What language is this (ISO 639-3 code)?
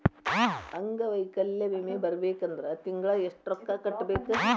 kan